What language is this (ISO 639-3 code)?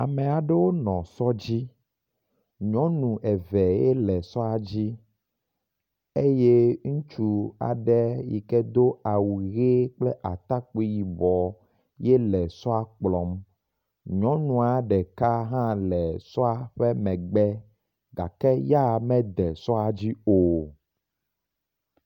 ewe